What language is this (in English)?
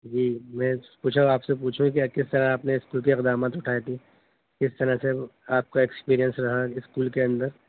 Urdu